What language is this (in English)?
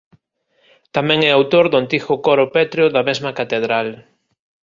Galician